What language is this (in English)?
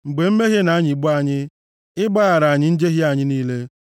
Igbo